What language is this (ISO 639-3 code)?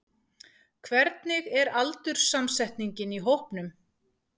isl